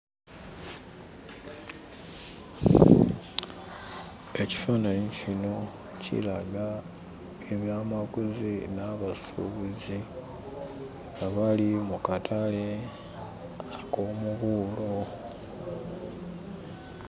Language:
Ganda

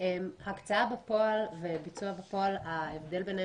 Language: Hebrew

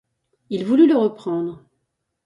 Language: French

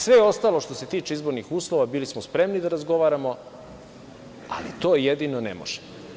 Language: Serbian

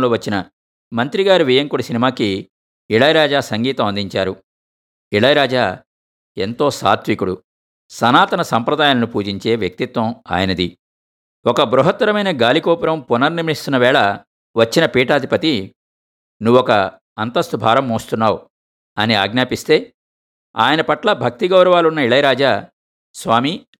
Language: Telugu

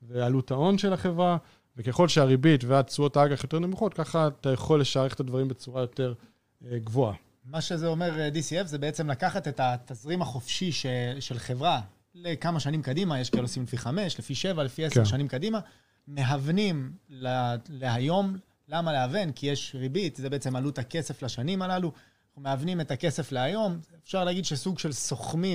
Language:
Hebrew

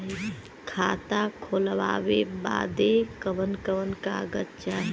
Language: Bhojpuri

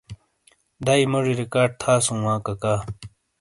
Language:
Shina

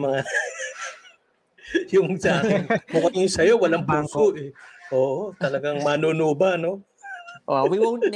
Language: Filipino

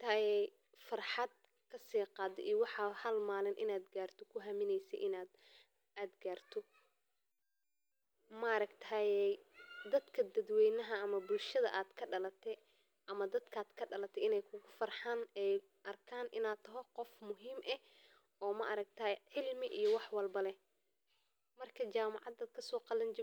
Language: Somali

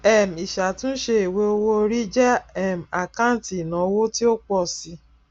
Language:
Yoruba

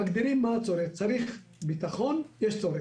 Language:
Hebrew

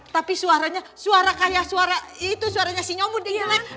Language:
Indonesian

